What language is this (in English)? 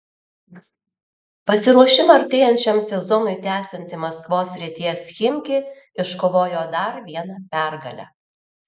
Lithuanian